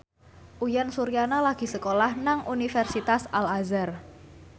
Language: Javanese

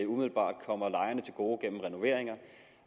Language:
Danish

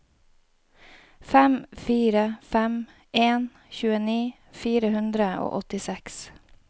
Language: Norwegian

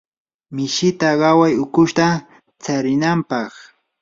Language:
Yanahuanca Pasco Quechua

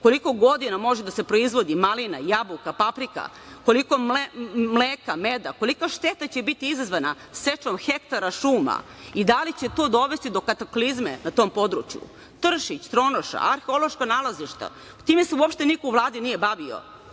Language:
Serbian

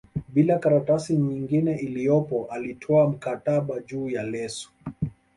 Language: Swahili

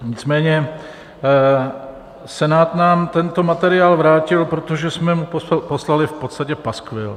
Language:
Czech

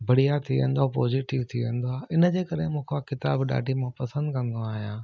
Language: Sindhi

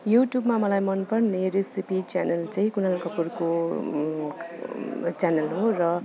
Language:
Nepali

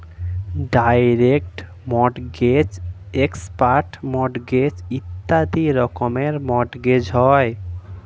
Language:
Bangla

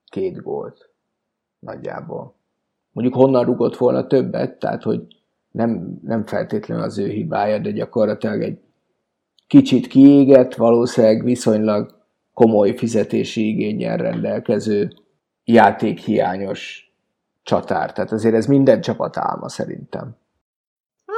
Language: Hungarian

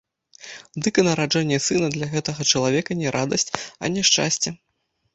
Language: Belarusian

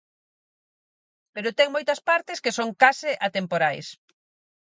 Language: Galician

